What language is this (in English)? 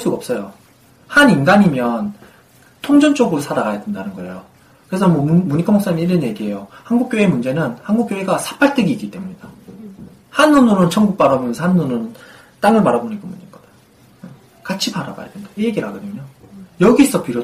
Korean